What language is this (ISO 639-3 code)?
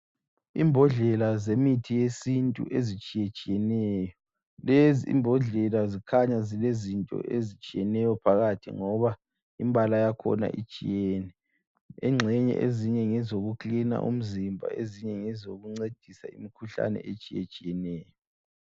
nde